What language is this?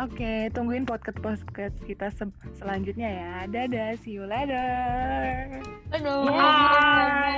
Indonesian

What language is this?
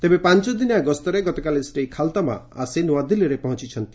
Odia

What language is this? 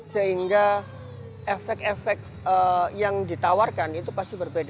Indonesian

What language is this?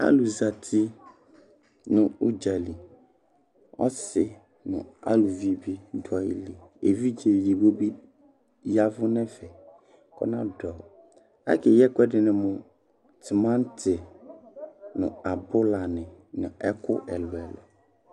Ikposo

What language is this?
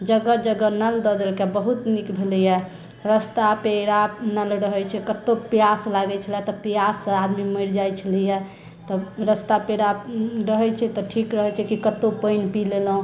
Maithili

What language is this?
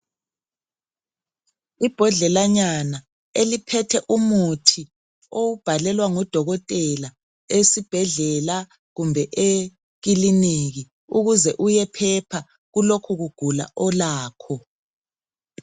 North Ndebele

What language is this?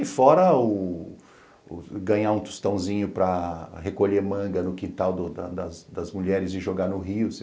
Portuguese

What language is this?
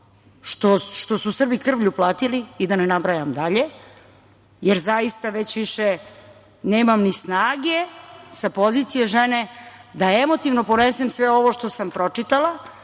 Serbian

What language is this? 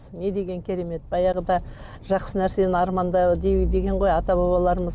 Kazakh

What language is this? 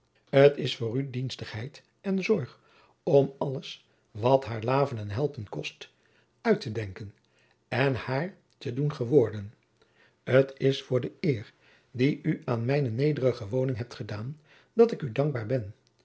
Dutch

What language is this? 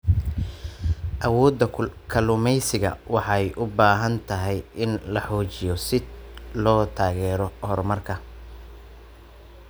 Somali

